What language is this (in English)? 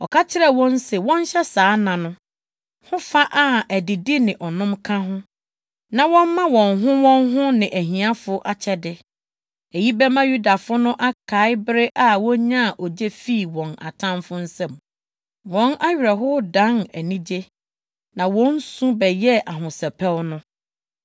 Akan